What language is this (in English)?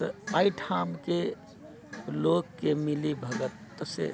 Maithili